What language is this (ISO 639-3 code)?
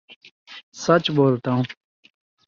urd